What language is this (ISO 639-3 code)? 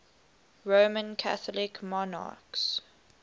eng